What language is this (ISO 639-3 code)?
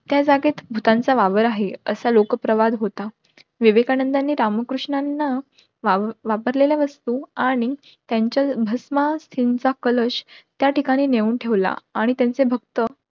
mar